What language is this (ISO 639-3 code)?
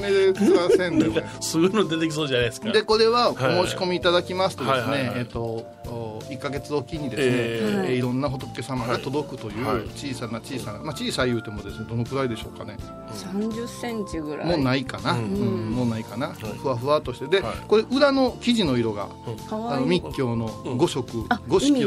jpn